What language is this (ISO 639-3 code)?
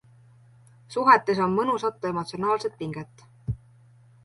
est